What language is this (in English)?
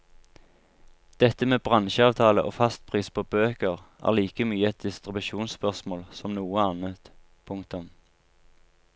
Norwegian